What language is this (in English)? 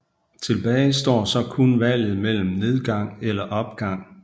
Danish